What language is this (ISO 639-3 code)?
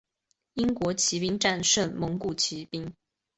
zho